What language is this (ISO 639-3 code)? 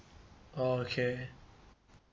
eng